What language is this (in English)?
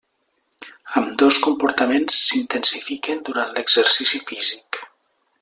Catalan